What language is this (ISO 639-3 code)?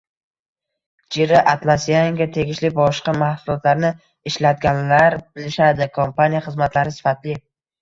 uzb